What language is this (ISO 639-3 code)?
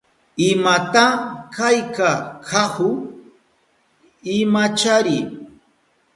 qup